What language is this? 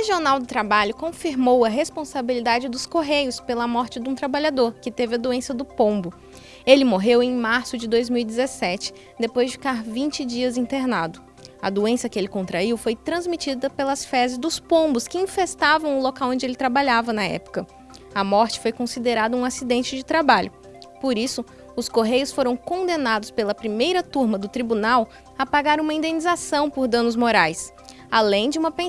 Portuguese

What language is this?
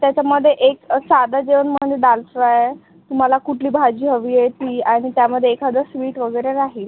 Marathi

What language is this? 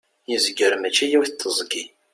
Kabyle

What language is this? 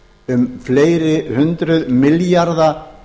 Icelandic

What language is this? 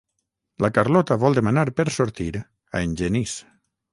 Catalan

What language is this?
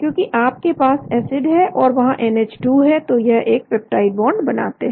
Hindi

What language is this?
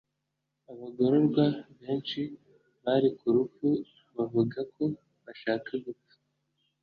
Kinyarwanda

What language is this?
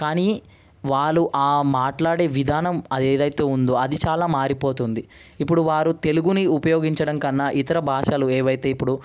Telugu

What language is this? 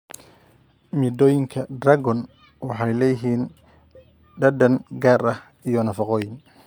Somali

